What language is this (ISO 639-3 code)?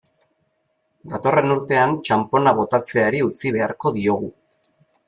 eus